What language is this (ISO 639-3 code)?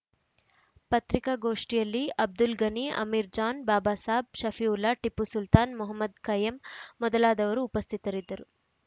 kan